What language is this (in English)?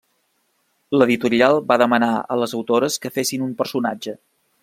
Catalan